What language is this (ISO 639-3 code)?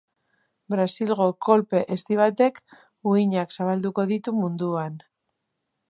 eus